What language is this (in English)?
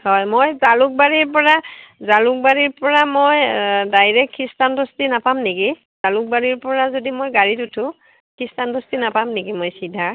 Assamese